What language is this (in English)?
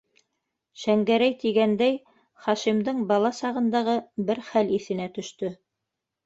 Bashkir